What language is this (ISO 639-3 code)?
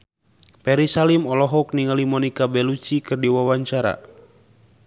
sun